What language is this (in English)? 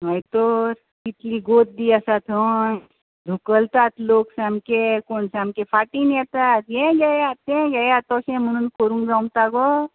Konkani